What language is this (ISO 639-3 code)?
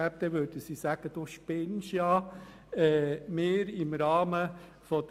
gsw